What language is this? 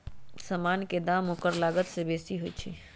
Magahi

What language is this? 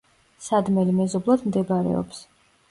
Georgian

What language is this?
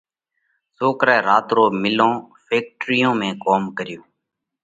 Parkari Koli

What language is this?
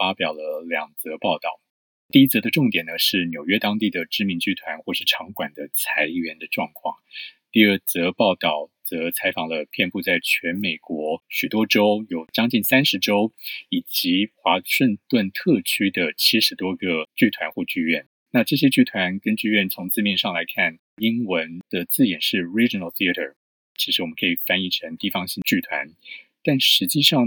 Chinese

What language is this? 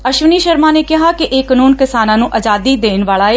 Punjabi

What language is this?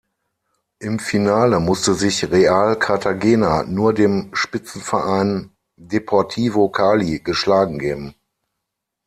German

